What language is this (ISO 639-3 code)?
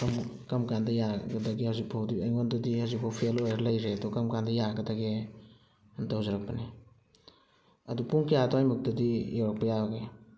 mni